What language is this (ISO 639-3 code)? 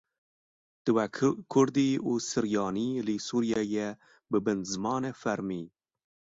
kur